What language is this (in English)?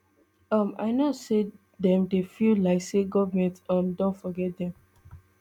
Nigerian Pidgin